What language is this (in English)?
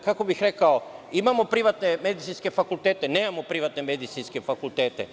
Serbian